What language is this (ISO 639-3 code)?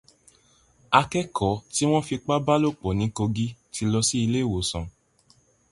yor